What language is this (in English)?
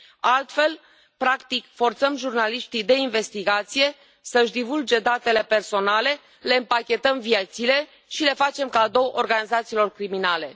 Romanian